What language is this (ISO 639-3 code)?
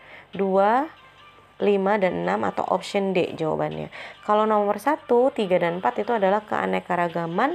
ind